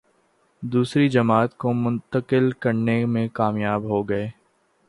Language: Urdu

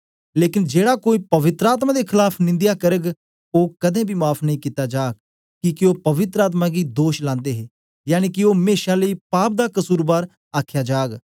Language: Dogri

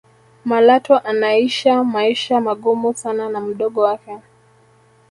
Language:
Swahili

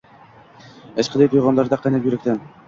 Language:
Uzbek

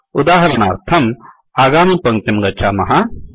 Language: Sanskrit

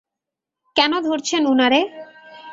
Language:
Bangla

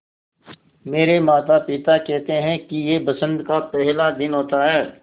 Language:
Hindi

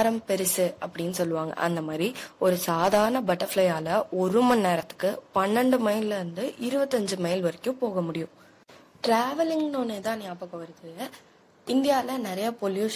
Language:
Tamil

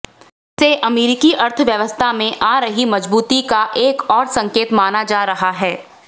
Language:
Hindi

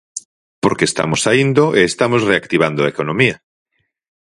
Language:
Galician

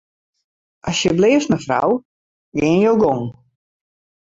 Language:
Western Frisian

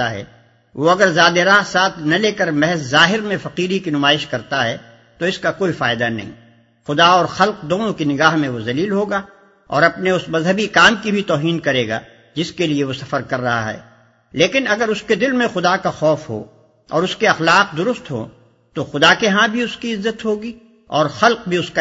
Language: Urdu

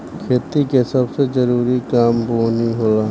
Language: Bhojpuri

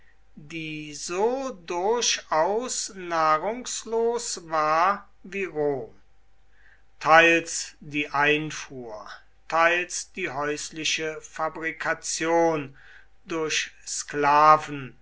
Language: German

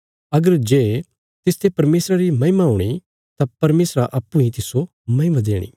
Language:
Bilaspuri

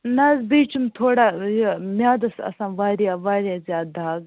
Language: Kashmiri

